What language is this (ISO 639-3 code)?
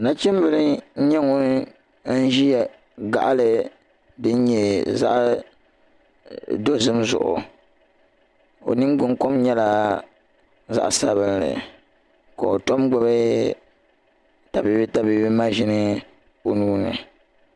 dag